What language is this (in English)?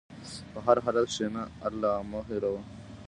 Pashto